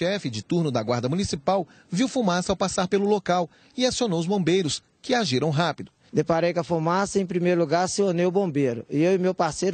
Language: Portuguese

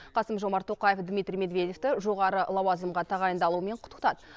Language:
Kazakh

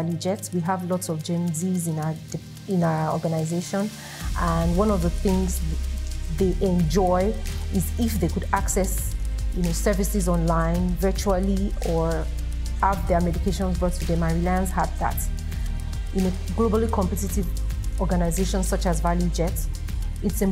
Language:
English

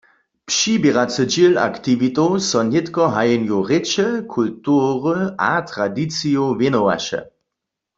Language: Upper Sorbian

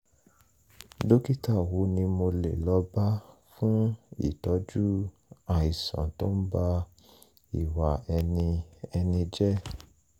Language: Yoruba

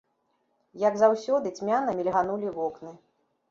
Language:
Belarusian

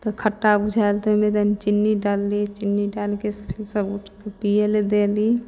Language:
Maithili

